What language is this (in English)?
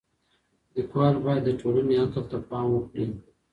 Pashto